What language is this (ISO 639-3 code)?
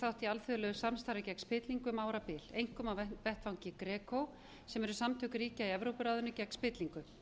isl